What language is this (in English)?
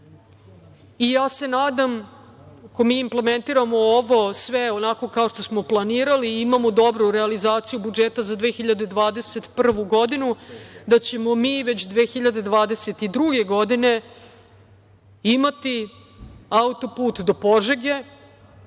Serbian